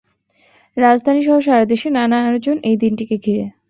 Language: Bangla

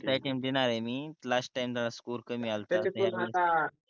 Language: Marathi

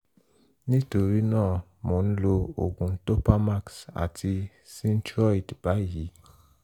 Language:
Yoruba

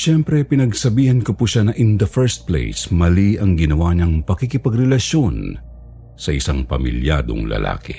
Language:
Filipino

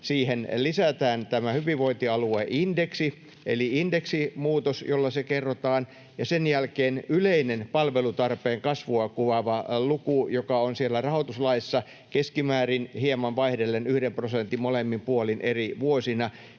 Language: Finnish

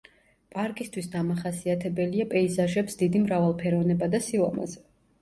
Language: Georgian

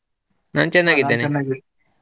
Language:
Kannada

